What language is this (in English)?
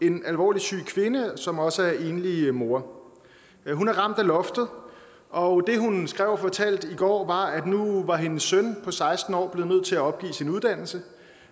Danish